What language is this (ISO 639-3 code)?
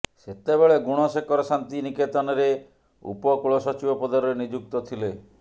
ori